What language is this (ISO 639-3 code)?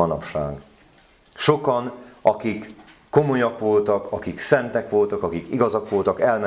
hun